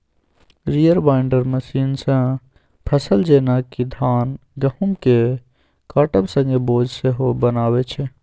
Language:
Maithili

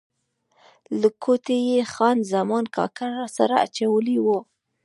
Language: Pashto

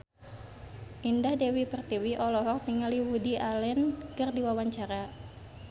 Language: Sundanese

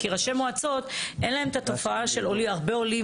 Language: Hebrew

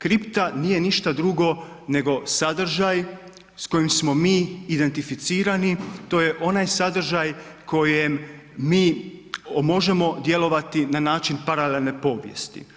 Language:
Croatian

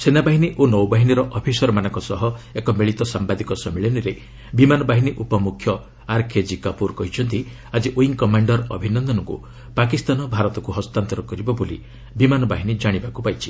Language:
Odia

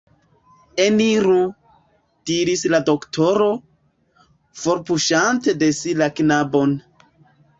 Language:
Esperanto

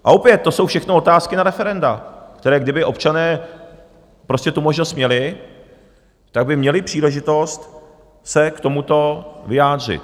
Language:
Czech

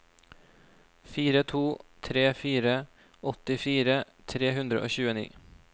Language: Norwegian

